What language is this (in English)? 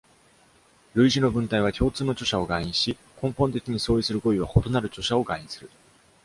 Japanese